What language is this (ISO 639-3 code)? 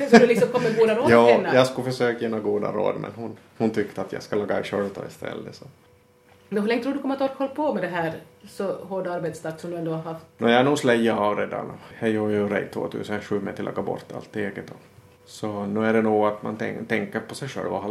swe